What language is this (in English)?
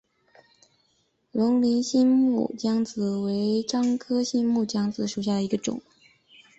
Chinese